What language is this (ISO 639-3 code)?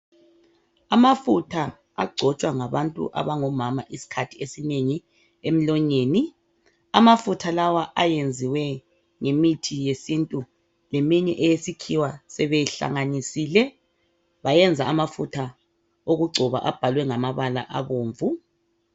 nde